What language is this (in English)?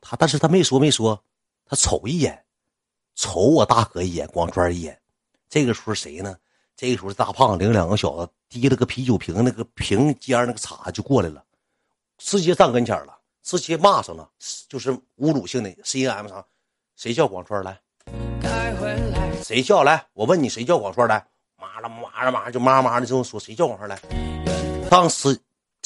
Chinese